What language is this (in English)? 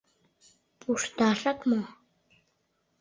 Mari